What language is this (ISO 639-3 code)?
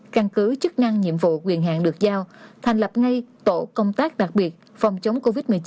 vie